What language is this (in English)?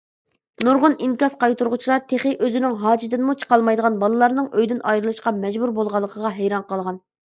Uyghur